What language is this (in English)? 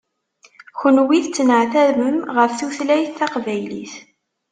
Kabyle